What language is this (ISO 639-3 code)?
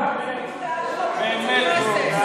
heb